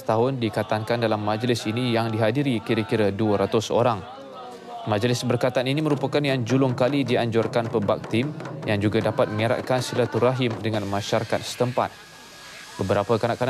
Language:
Malay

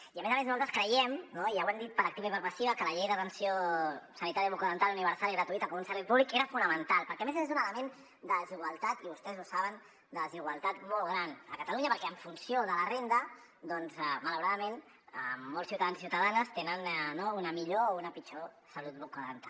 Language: Catalan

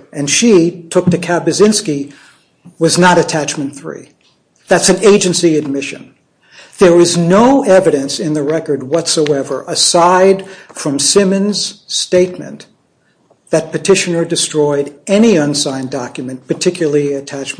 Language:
English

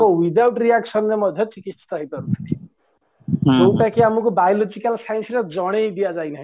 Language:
Odia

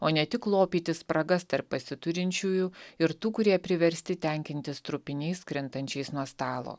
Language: Lithuanian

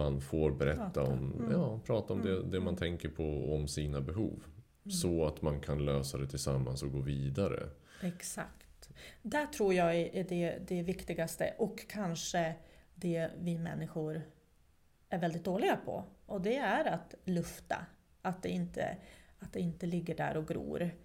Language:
Swedish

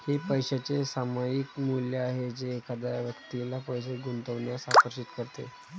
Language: Marathi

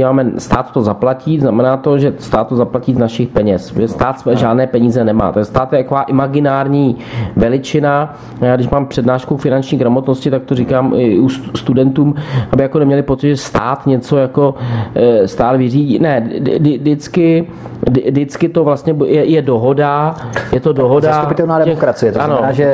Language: Czech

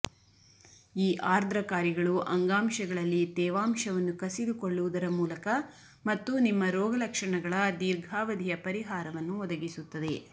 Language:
Kannada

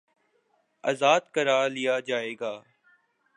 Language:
Urdu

